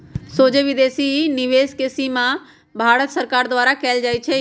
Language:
Magahi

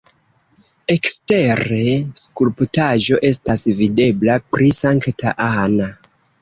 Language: Esperanto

